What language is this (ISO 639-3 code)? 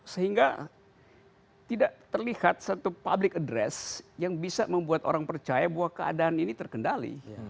ind